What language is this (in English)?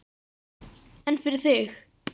Icelandic